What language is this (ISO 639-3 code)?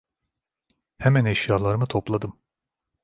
tur